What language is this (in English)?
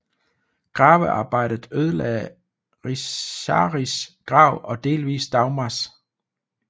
Danish